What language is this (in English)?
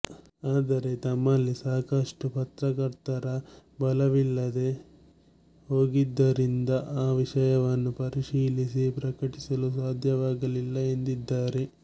Kannada